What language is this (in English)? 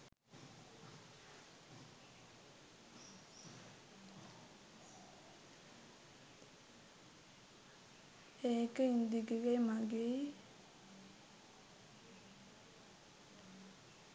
Sinhala